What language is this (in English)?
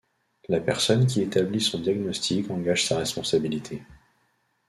French